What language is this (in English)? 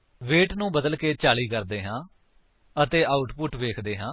Punjabi